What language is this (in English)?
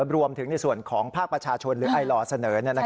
Thai